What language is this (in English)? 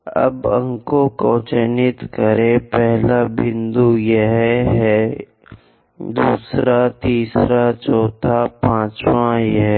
Hindi